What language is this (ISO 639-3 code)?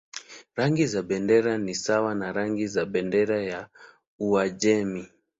swa